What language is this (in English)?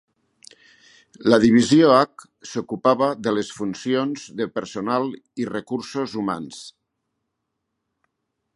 Catalan